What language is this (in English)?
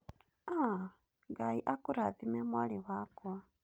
Kikuyu